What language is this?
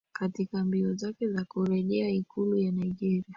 Swahili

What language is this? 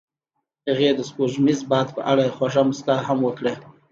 Pashto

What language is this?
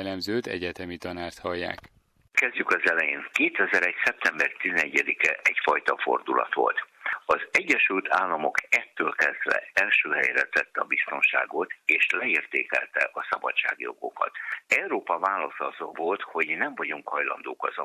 Hungarian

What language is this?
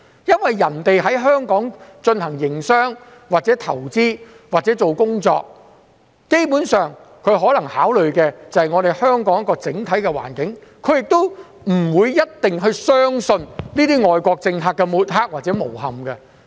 Cantonese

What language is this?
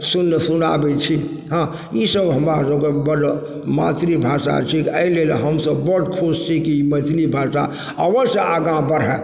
Maithili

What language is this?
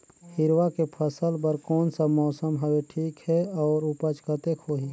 Chhattisgarhi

